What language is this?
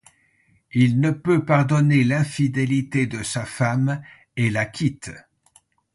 French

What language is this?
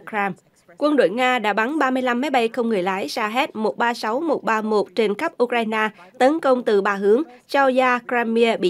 Vietnamese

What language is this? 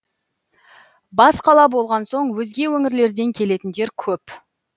Kazakh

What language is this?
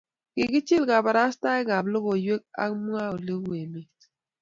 Kalenjin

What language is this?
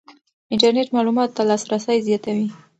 Pashto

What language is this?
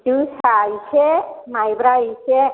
Bodo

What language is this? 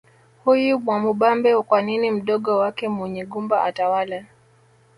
Swahili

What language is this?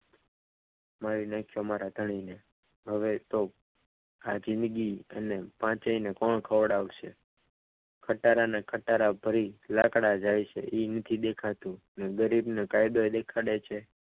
Gujarati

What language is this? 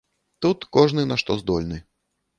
Belarusian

